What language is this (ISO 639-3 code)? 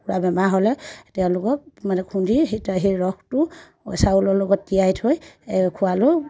asm